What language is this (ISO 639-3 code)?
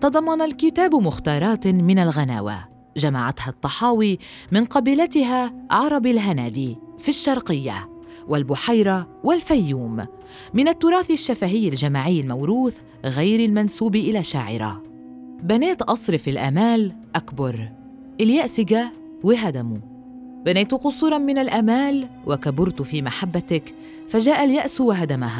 ara